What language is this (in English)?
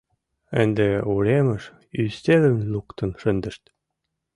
Mari